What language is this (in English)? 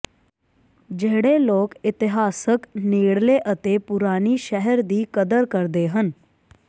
Punjabi